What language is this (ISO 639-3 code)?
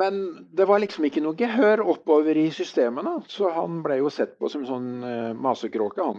nor